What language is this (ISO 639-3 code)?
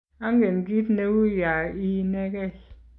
kln